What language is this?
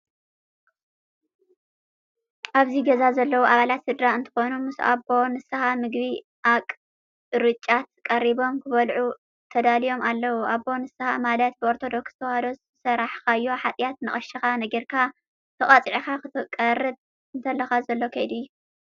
Tigrinya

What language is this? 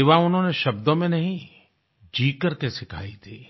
Hindi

